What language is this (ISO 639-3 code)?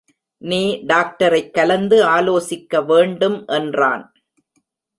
tam